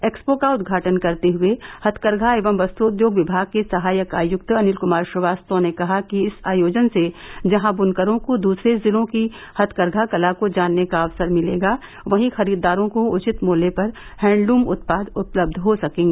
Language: Hindi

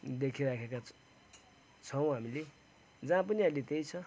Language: Nepali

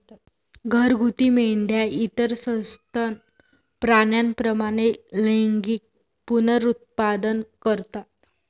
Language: Marathi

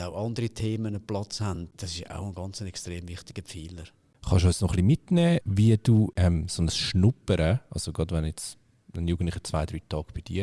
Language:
German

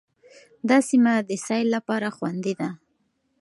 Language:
Pashto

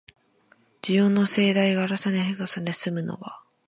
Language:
Japanese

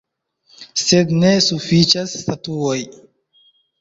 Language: Esperanto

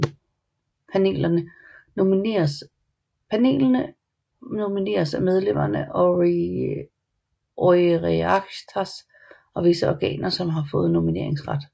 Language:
Danish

